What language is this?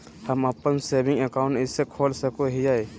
Magahi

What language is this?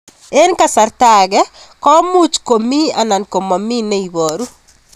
Kalenjin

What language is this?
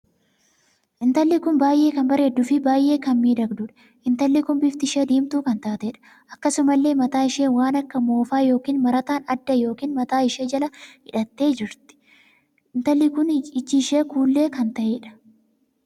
Oromo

